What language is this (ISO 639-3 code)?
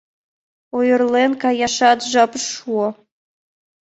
chm